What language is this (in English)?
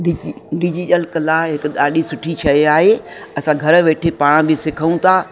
Sindhi